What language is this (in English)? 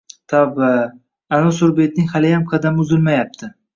Uzbek